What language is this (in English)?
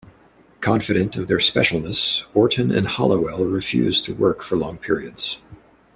English